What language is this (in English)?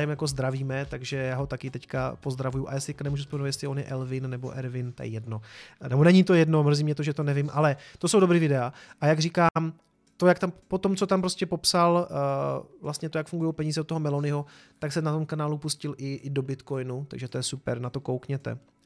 Czech